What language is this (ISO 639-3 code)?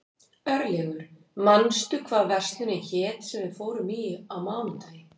isl